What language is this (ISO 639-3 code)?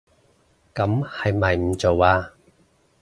yue